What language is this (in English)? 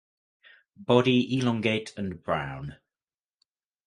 English